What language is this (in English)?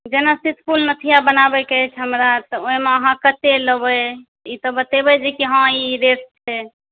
Maithili